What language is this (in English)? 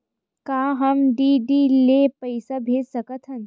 Chhattisgarhi